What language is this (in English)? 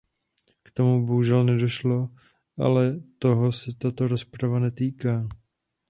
Czech